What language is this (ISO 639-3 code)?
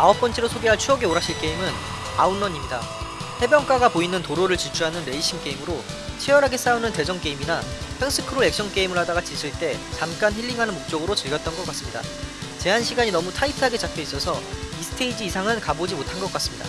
kor